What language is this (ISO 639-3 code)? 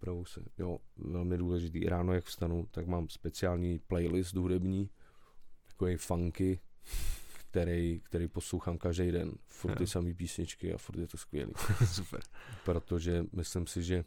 ces